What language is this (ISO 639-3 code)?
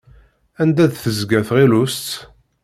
kab